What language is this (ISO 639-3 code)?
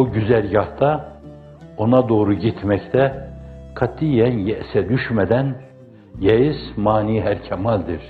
tur